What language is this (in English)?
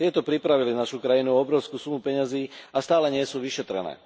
Slovak